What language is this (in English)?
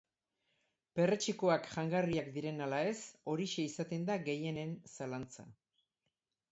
Basque